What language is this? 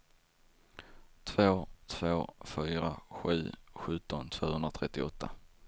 Swedish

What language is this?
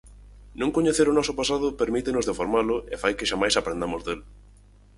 Galician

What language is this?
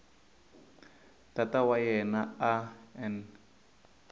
Tsonga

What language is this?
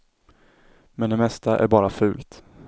Swedish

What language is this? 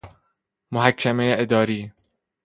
Persian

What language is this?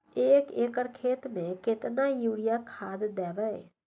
Maithili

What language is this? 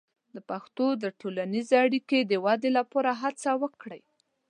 Pashto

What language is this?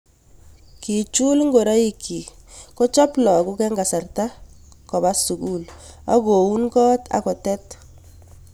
Kalenjin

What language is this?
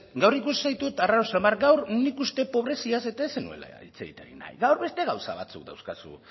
Basque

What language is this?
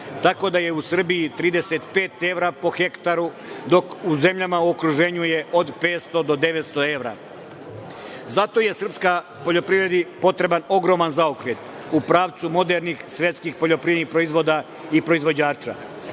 Serbian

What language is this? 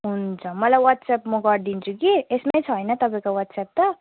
Nepali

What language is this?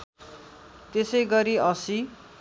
Nepali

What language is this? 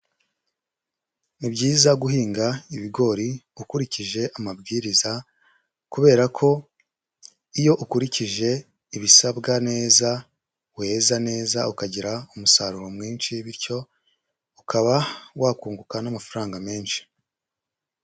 Kinyarwanda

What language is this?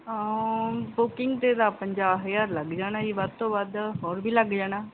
Punjabi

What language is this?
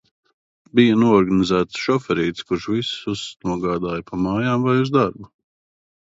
Latvian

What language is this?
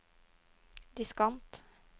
Norwegian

